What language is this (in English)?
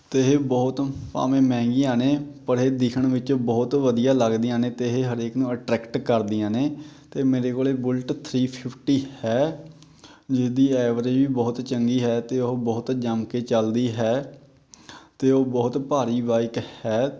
Punjabi